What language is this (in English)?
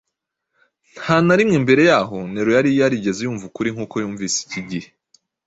Kinyarwanda